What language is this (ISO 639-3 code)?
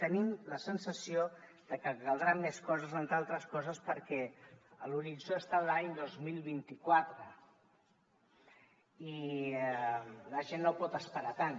cat